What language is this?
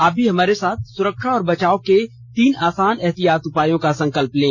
Hindi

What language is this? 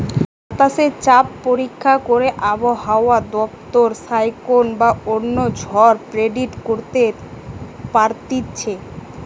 Bangla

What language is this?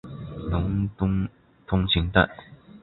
Chinese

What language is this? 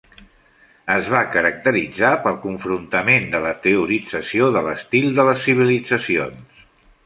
Catalan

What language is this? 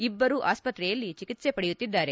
Kannada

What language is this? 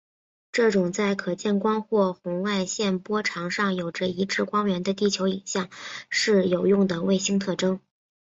Chinese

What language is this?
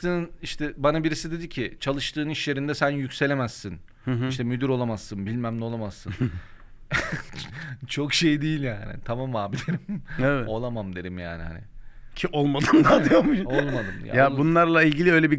Turkish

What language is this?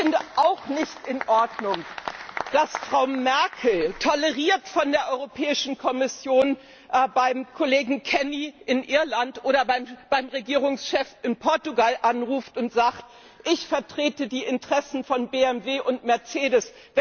German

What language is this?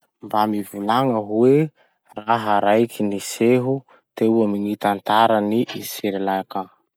Masikoro Malagasy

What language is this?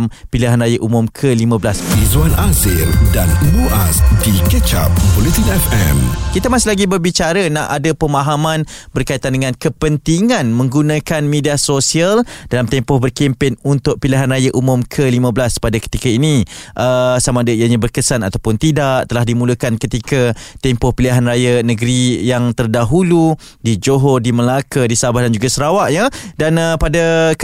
Malay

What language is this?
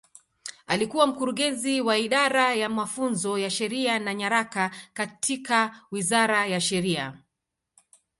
Swahili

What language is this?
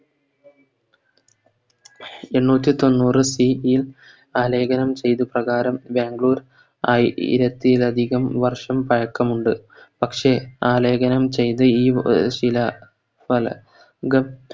Malayalam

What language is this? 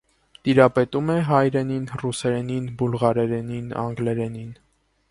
Armenian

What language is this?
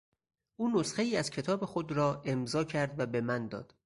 Persian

